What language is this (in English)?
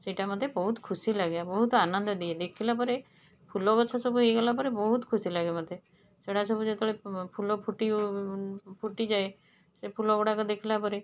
Odia